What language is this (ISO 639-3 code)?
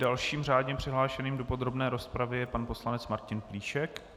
ces